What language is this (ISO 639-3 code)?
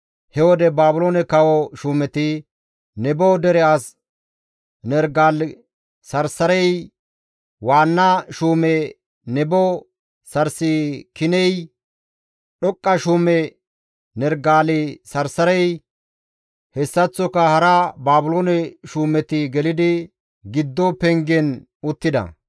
gmv